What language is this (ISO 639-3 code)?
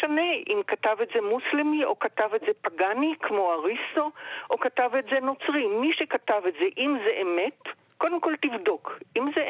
heb